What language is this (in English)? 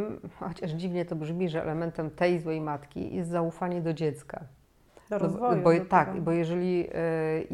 Polish